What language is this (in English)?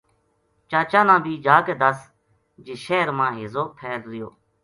Gujari